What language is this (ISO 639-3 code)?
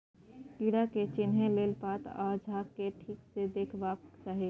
mai